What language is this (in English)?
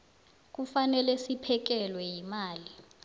South Ndebele